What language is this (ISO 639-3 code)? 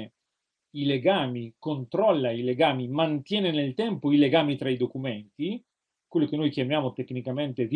ita